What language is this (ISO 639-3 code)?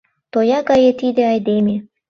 chm